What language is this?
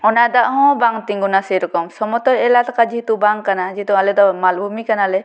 Santali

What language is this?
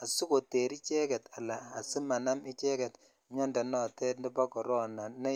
Kalenjin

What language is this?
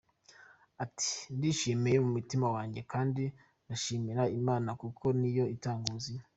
Kinyarwanda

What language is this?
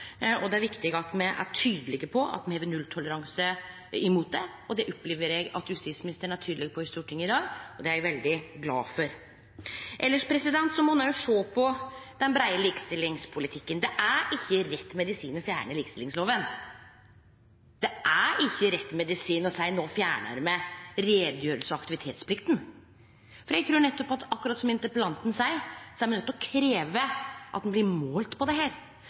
Norwegian Nynorsk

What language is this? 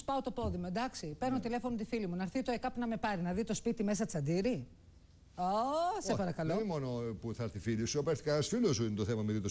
Greek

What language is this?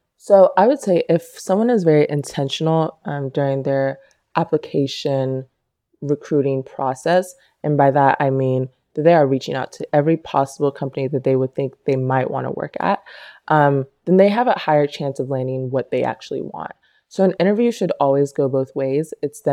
English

